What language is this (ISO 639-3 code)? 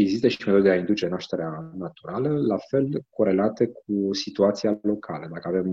ron